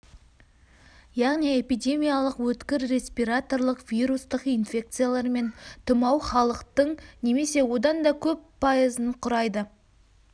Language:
Kazakh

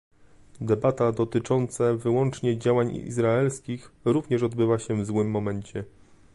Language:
Polish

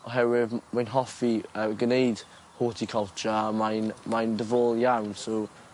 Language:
Welsh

